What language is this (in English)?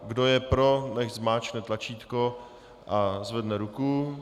Czech